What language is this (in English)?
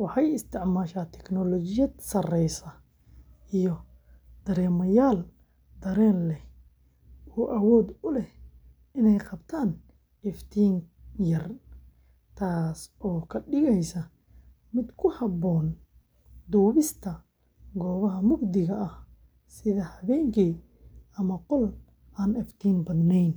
Somali